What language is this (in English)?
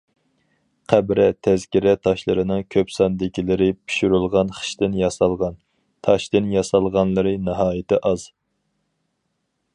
Uyghur